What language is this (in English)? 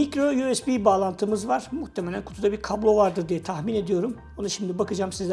Turkish